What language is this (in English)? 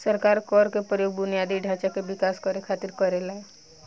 Bhojpuri